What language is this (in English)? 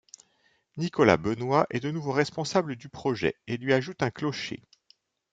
French